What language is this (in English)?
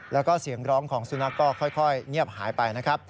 Thai